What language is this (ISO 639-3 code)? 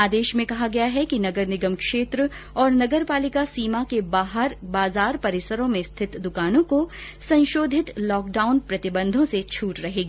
hin